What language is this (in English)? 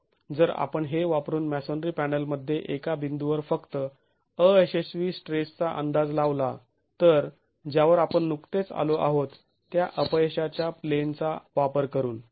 Marathi